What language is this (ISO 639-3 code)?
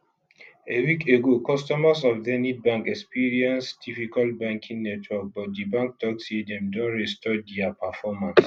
pcm